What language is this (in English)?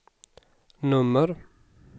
Swedish